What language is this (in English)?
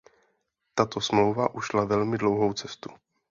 Czech